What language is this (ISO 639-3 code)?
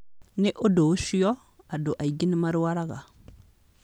kik